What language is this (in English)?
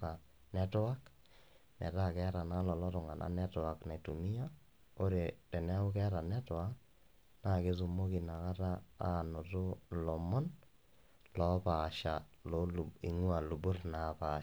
Masai